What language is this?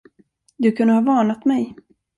Swedish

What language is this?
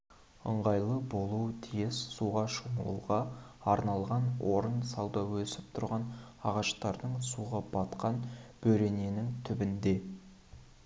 Kazakh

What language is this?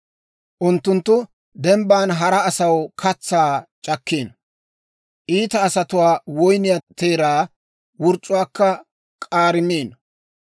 Dawro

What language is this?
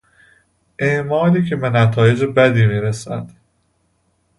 Persian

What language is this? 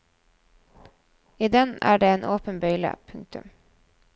Norwegian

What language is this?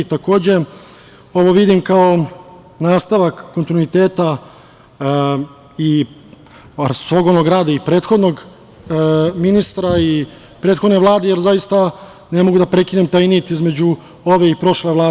Serbian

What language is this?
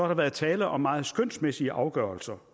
Danish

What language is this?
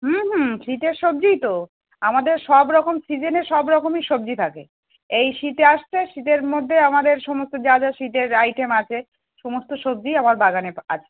Bangla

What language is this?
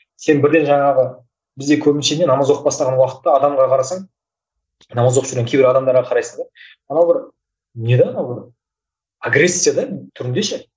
Kazakh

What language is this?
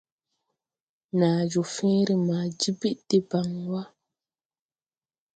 Tupuri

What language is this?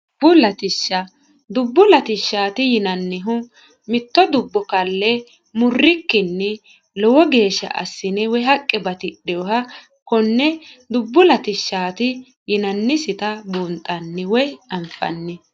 Sidamo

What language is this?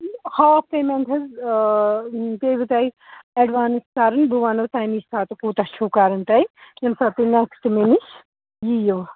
Kashmiri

